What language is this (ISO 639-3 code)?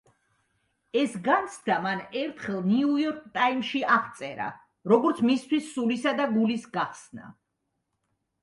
kat